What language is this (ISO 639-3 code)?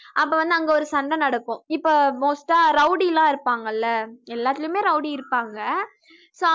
tam